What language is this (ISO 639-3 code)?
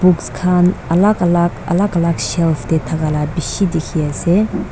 nag